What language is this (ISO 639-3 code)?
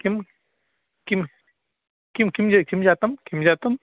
san